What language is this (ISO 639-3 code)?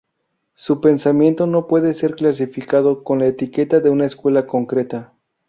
spa